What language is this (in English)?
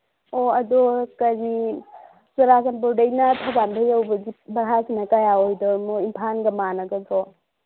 Manipuri